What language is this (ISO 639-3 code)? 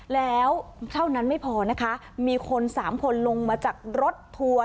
tha